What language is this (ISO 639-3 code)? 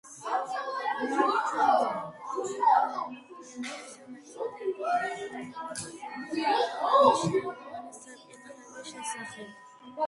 kat